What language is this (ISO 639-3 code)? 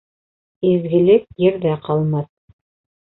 bak